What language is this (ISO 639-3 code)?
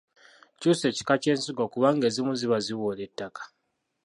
lug